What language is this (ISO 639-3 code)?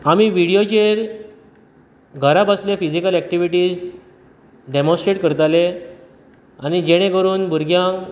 kok